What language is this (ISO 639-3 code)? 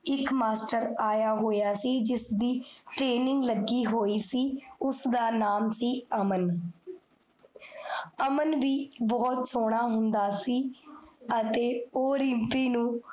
pan